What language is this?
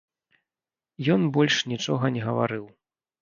Belarusian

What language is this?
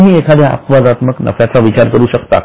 Marathi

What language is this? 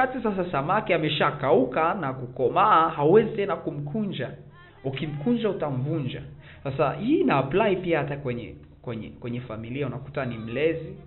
Swahili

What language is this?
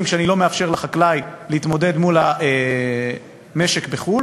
Hebrew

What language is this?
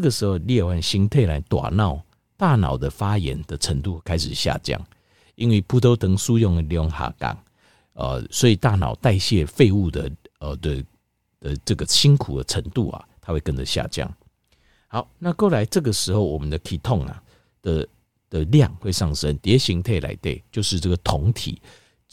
Chinese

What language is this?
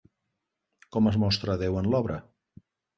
Catalan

